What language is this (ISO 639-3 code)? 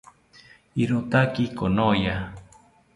cpy